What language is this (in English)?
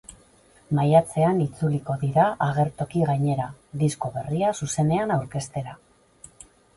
Basque